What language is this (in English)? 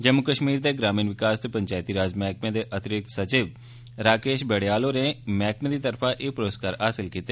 Dogri